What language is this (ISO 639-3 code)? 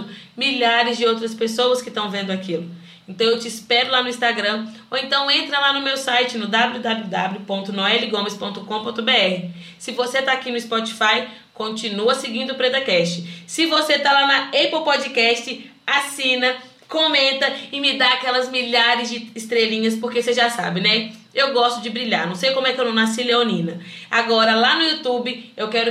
por